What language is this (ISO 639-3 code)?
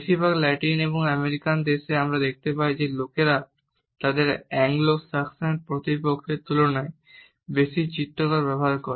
ben